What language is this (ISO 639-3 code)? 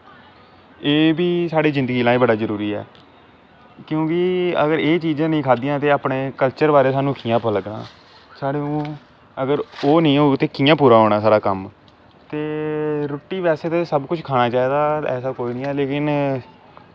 doi